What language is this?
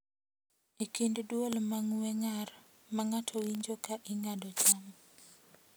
Luo (Kenya and Tanzania)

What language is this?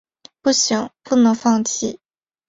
Chinese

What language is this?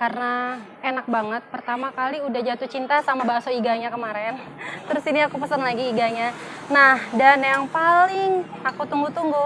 Indonesian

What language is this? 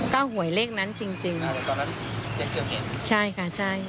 Thai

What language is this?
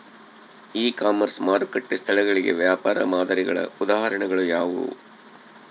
Kannada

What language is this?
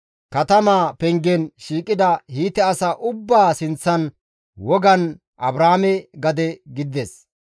Gamo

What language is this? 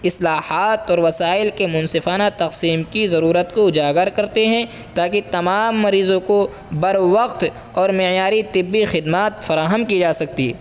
Urdu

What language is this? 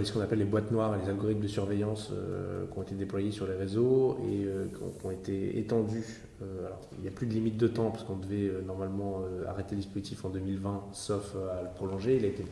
French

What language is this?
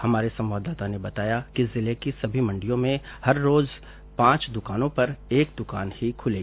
Hindi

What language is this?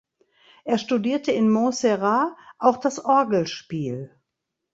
German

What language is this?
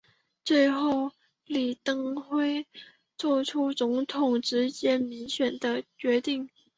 Chinese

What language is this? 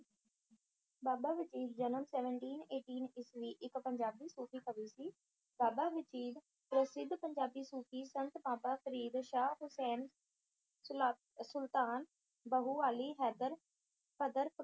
Punjabi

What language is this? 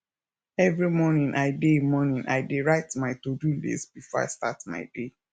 Nigerian Pidgin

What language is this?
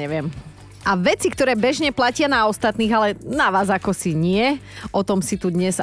Slovak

